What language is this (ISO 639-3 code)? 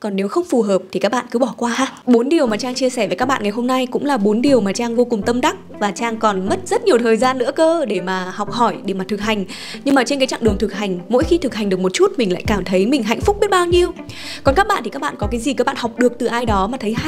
vie